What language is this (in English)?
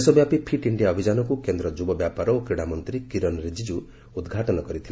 Odia